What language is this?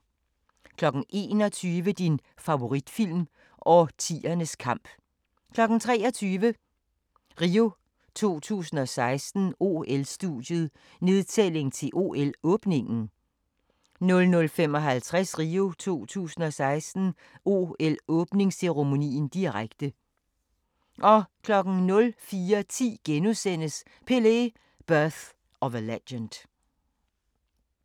Danish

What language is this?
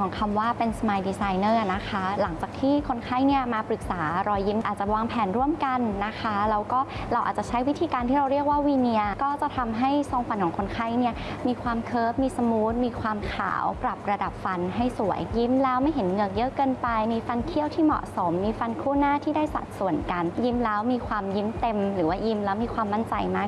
Thai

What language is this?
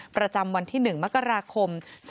Thai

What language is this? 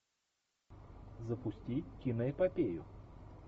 Russian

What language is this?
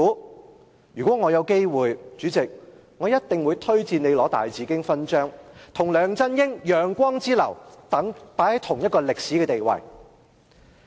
Cantonese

